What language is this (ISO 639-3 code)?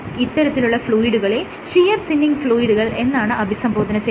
mal